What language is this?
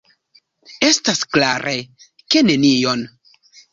Esperanto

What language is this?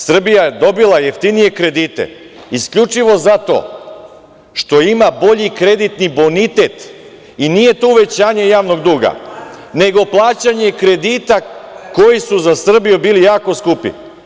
Serbian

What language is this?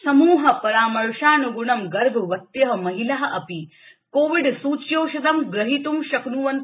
Sanskrit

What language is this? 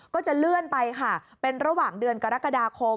Thai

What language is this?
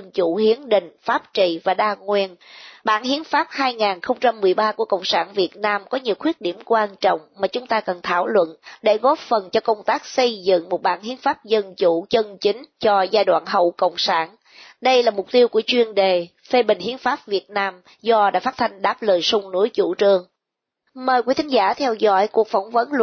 Vietnamese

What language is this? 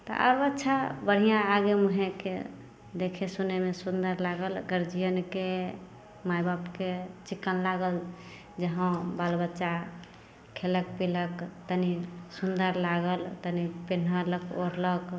Maithili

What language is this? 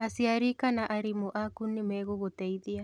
Kikuyu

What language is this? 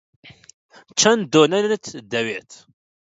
Central Kurdish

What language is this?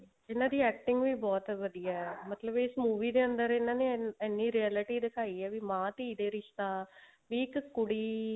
Punjabi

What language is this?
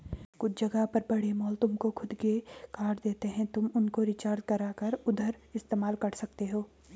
Hindi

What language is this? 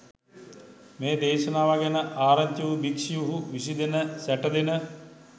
Sinhala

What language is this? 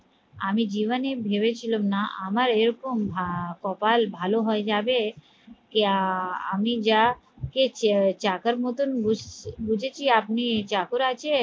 Bangla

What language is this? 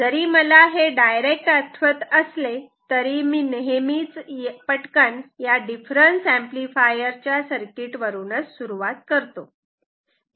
Marathi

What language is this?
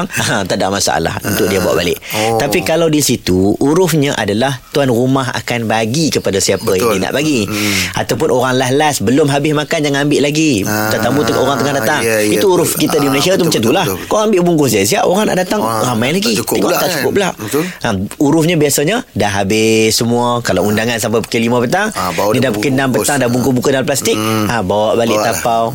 Malay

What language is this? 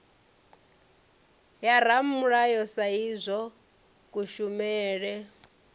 Venda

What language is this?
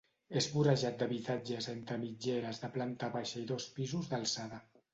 Catalan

